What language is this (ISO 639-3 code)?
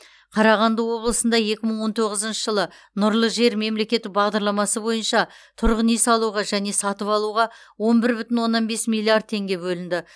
kaz